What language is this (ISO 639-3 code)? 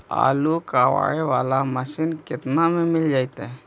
mag